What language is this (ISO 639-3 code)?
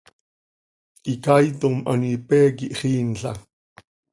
sei